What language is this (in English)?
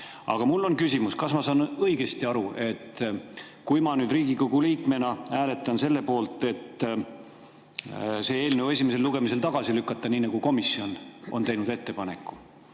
Estonian